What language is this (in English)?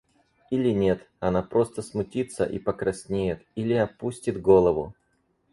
Russian